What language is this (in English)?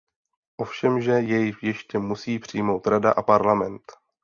Czech